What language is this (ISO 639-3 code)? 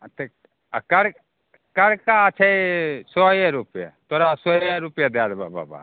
mai